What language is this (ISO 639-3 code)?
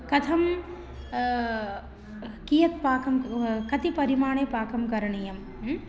san